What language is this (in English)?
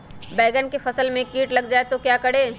Magahi